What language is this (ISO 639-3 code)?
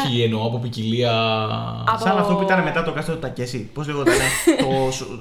ell